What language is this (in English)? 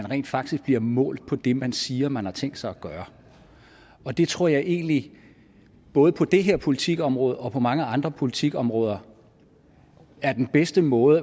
Danish